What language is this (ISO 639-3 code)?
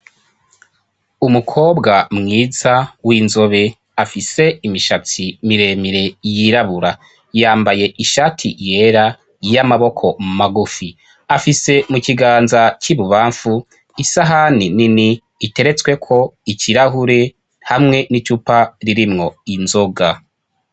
run